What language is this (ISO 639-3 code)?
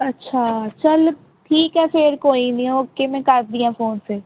pan